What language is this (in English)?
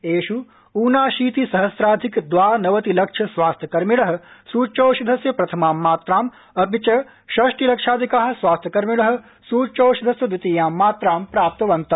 Sanskrit